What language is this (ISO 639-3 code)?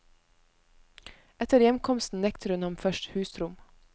nor